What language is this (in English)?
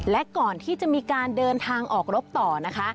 Thai